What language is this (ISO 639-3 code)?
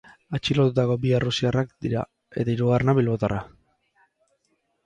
eus